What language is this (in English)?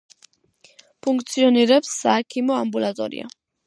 Georgian